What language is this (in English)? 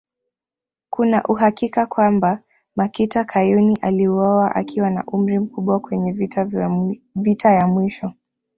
Swahili